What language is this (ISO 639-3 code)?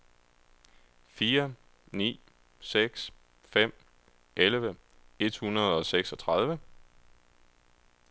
dan